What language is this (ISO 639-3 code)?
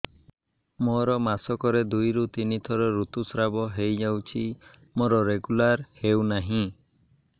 ori